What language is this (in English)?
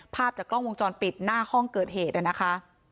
Thai